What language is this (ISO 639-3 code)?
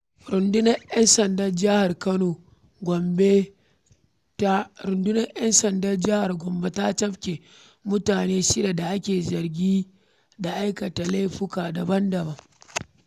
hau